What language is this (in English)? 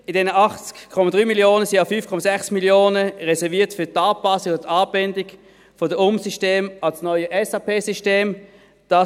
Swiss German